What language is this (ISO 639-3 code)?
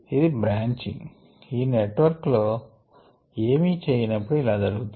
tel